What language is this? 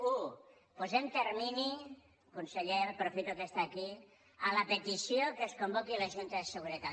Catalan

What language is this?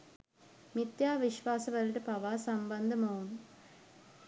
Sinhala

